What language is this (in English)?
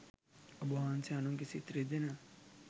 Sinhala